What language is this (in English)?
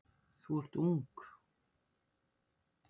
Icelandic